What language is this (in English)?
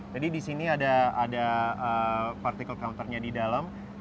Indonesian